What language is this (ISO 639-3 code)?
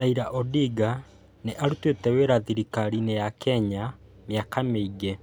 kik